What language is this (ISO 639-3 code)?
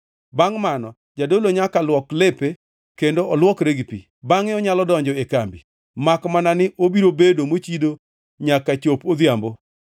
luo